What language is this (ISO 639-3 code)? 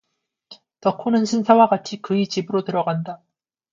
kor